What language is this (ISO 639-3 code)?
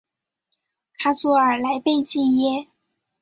zho